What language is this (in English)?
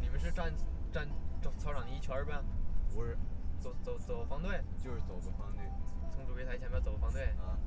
Chinese